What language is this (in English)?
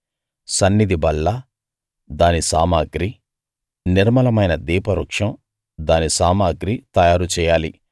Telugu